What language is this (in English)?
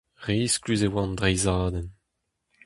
Breton